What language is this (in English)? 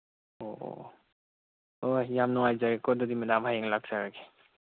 Manipuri